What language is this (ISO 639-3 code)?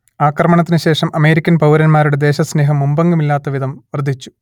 mal